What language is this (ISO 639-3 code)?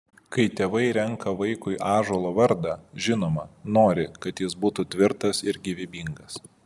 lit